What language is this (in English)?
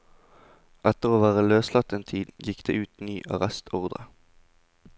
Norwegian